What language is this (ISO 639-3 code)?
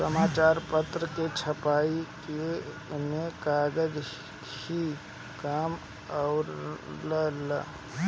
bho